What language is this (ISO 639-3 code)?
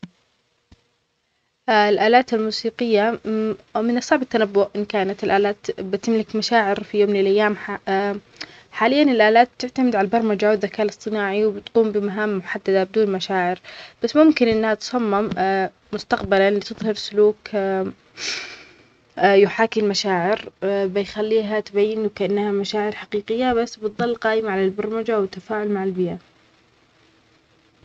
acx